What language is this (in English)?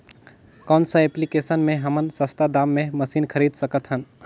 Chhattisgarhi